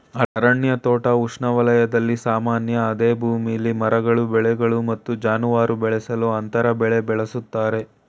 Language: Kannada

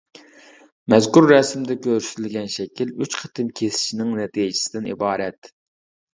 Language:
Uyghur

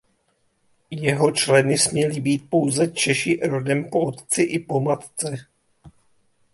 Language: Czech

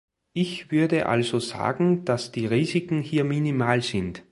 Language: German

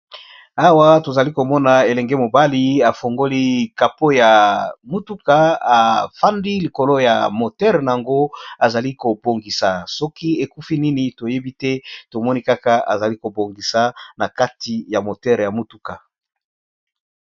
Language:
Lingala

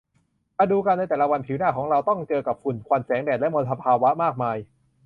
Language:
Thai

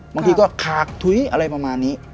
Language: Thai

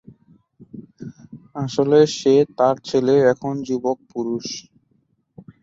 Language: Bangla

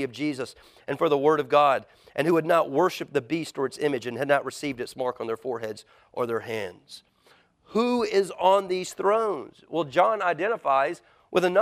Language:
English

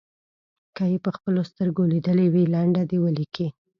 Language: Pashto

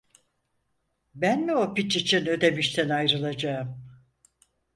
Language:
Turkish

